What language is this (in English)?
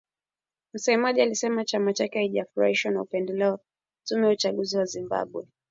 Swahili